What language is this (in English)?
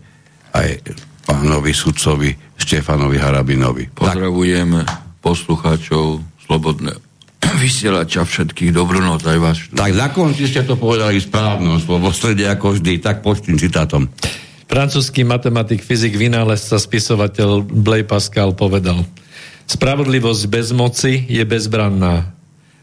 Slovak